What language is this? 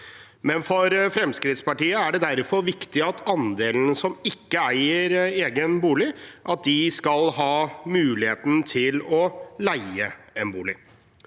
Norwegian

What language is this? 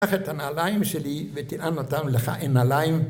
Hebrew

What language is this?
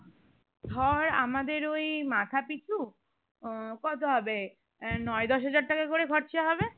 Bangla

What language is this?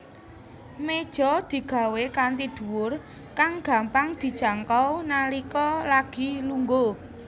Javanese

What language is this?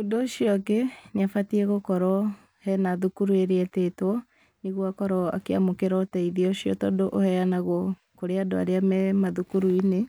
Kikuyu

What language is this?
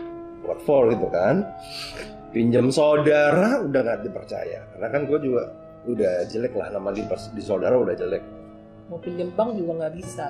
Indonesian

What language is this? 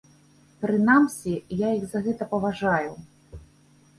Belarusian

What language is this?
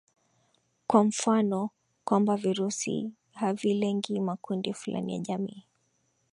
Swahili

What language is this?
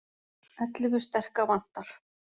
Icelandic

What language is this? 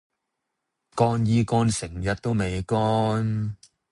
Cantonese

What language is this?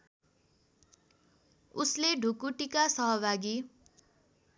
Nepali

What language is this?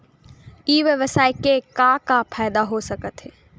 Chhattisgarhi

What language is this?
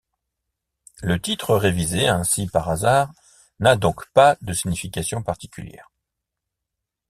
French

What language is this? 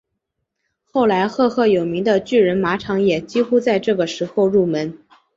Chinese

